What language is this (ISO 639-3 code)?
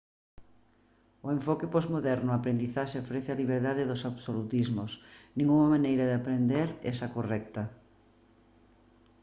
glg